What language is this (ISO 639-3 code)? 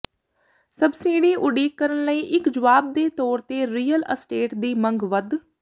pan